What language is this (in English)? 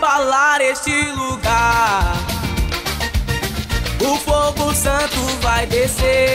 Portuguese